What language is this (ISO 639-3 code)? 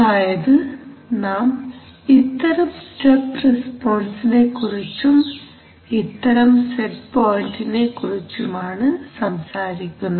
mal